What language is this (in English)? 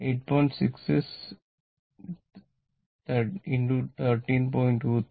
Malayalam